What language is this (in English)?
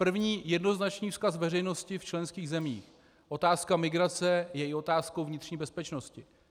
Czech